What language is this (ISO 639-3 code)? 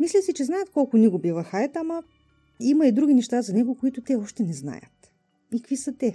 bul